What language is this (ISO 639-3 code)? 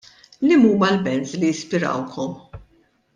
mlt